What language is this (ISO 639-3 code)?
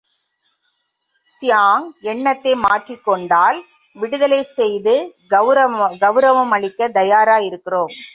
tam